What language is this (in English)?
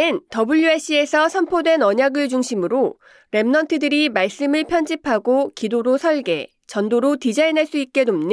Korean